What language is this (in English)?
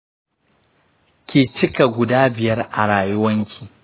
Hausa